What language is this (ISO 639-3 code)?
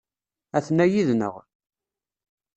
kab